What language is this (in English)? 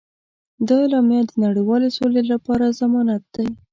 Pashto